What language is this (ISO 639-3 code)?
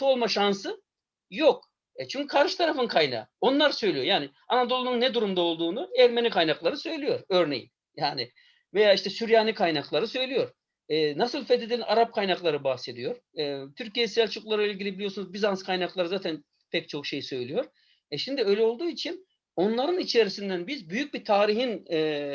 tur